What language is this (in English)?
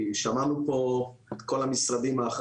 Hebrew